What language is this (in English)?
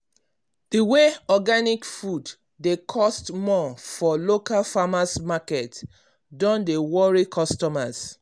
Nigerian Pidgin